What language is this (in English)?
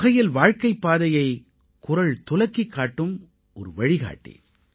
Tamil